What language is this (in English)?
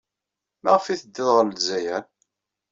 Kabyle